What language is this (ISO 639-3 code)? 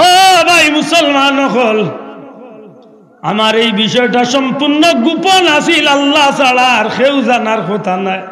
ben